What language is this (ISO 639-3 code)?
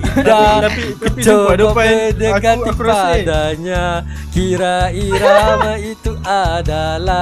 msa